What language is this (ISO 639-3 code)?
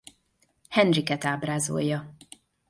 hun